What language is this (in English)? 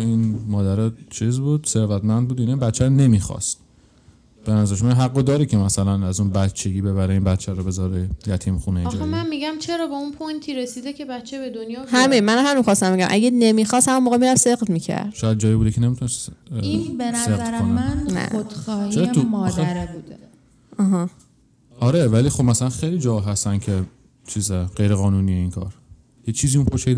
Persian